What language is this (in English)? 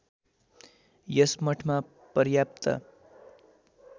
Nepali